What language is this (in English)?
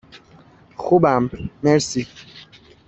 Persian